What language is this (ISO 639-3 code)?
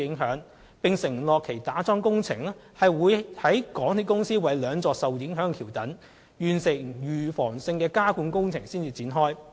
yue